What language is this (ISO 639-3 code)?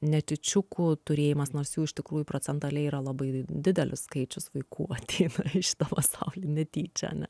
lit